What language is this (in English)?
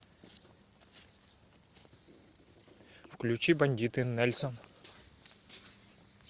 Russian